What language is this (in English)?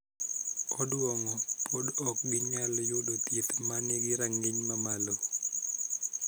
Luo (Kenya and Tanzania)